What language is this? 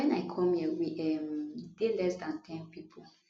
Nigerian Pidgin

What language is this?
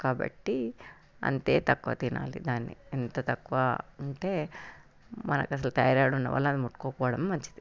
Telugu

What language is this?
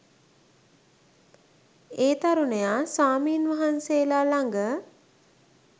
Sinhala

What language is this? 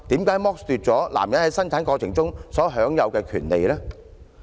Cantonese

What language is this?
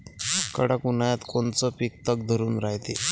Marathi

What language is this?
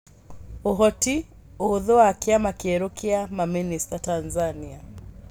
Kikuyu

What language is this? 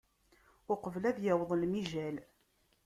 Kabyle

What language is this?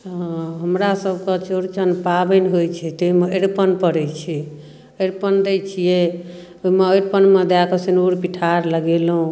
Maithili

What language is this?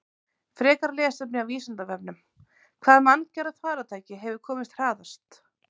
Icelandic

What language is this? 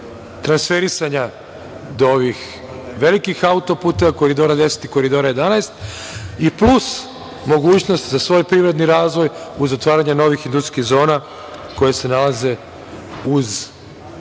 Serbian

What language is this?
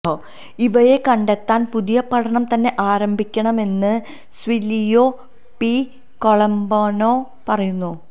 Malayalam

